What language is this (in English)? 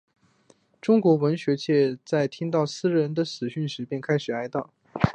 Chinese